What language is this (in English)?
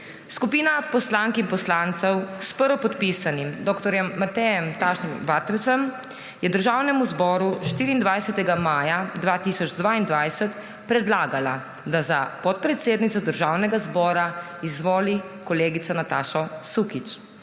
Slovenian